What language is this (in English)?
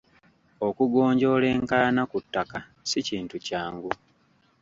Ganda